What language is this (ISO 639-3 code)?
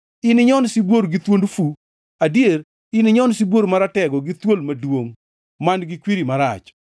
luo